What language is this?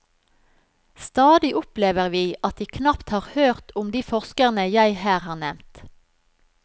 Norwegian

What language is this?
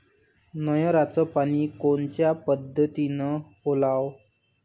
Marathi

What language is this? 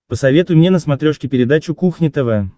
Russian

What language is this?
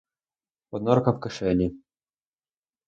Ukrainian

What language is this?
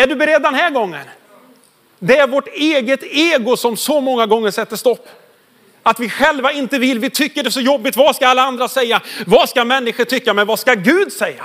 Swedish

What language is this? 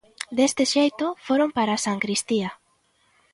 Galician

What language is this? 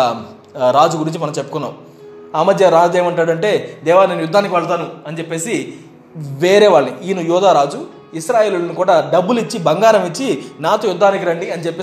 Telugu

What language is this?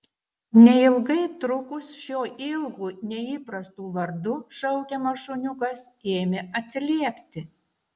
Lithuanian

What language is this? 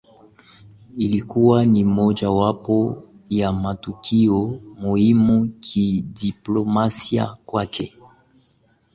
Swahili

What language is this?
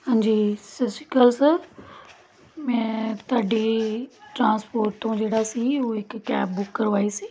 Punjabi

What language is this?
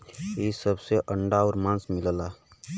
Bhojpuri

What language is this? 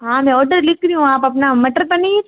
Hindi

